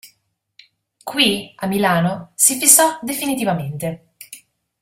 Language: Italian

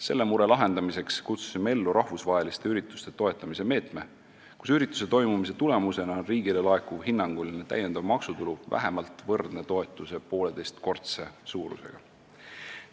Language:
Estonian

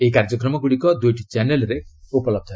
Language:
Odia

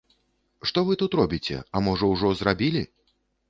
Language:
Belarusian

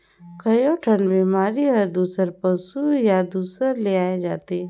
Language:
Chhattisgarhi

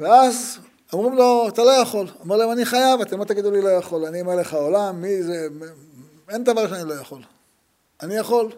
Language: Hebrew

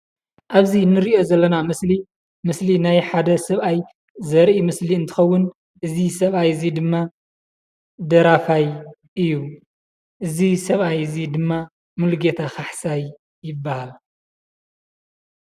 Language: Tigrinya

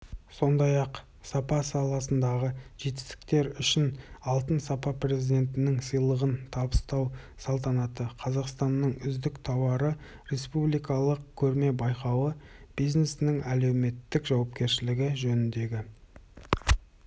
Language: Kazakh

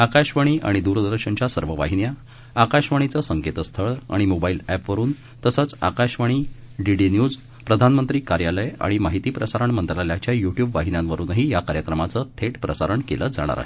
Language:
Marathi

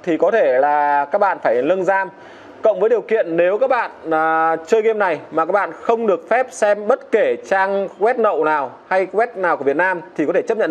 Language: Vietnamese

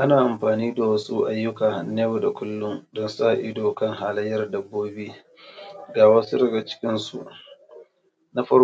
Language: Hausa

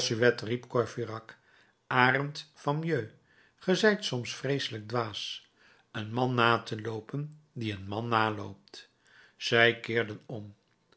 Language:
Dutch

